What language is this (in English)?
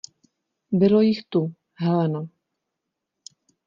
Czech